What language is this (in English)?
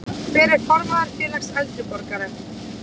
Icelandic